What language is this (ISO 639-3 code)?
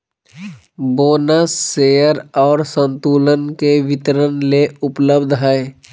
mag